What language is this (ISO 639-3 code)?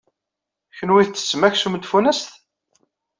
kab